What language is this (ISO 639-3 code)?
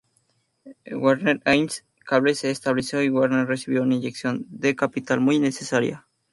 spa